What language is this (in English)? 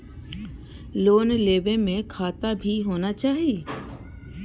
Maithili